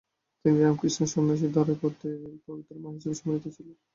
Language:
Bangla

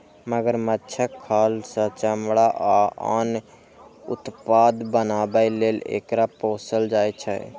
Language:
Maithili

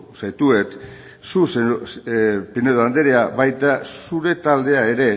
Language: Basque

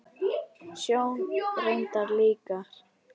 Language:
Icelandic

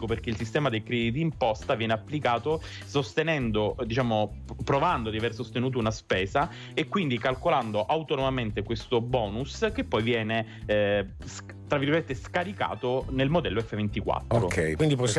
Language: Italian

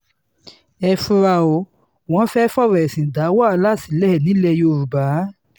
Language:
Yoruba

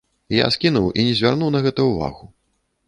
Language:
Belarusian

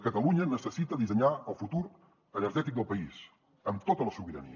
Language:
Catalan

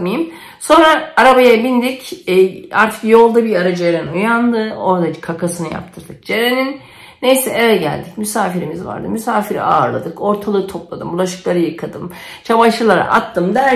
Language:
Turkish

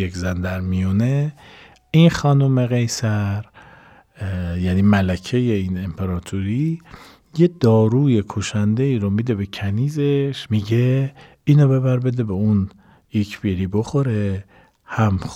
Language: Persian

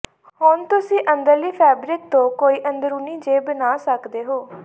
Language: Punjabi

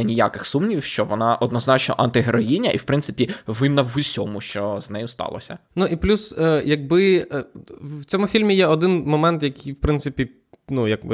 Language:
Ukrainian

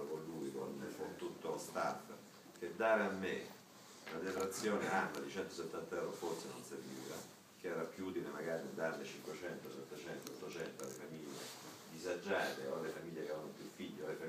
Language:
Italian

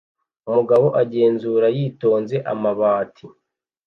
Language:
Kinyarwanda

